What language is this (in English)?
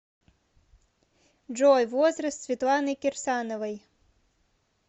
Russian